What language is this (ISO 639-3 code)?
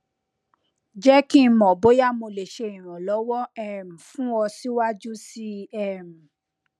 yor